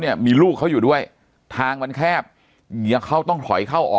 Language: Thai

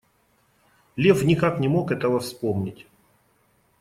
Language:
Russian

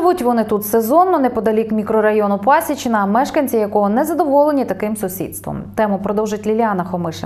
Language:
Ukrainian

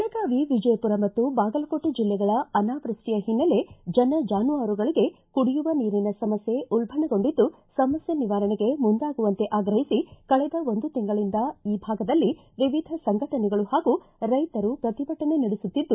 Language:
Kannada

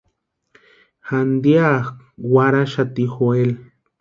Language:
Western Highland Purepecha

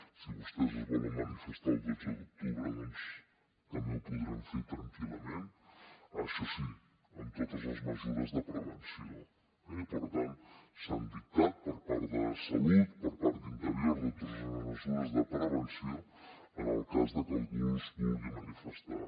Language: Catalan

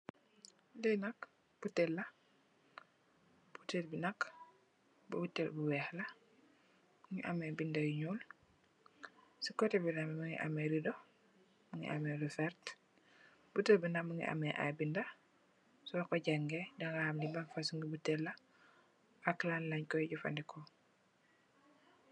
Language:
Wolof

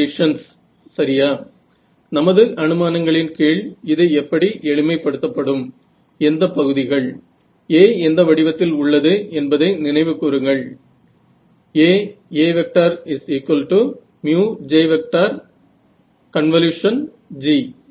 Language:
Marathi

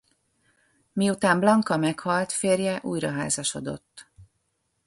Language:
Hungarian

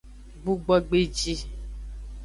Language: Aja (Benin)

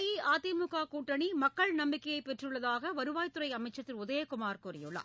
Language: Tamil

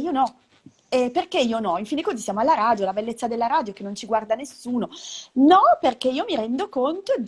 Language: Italian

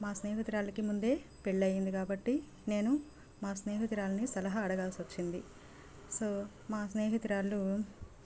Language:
Telugu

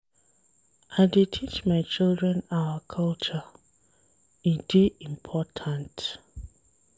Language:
Nigerian Pidgin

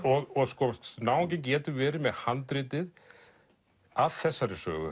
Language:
Icelandic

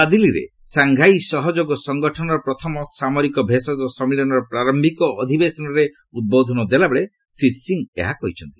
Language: Odia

